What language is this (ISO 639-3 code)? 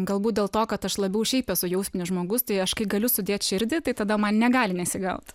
lit